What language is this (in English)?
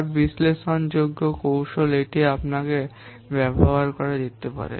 Bangla